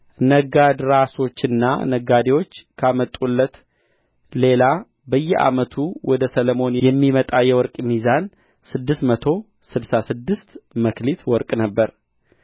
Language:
Amharic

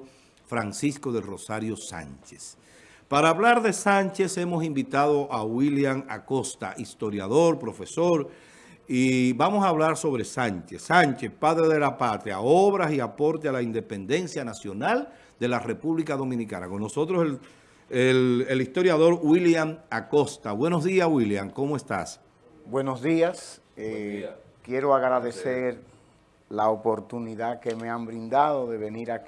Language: Spanish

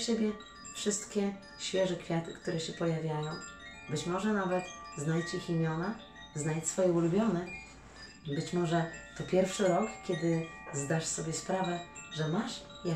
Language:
Polish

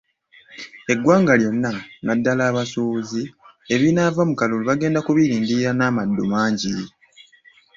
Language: Ganda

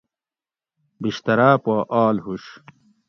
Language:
Gawri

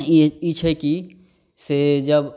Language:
Maithili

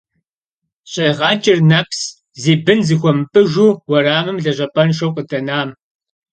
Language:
Kabardian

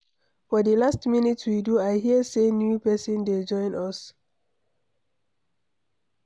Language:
Nigerian Pidgin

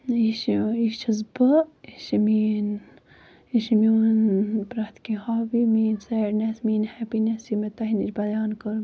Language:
Kashmiri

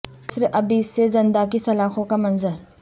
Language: Urdu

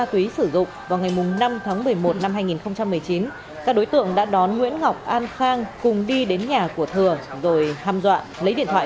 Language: Vietnamese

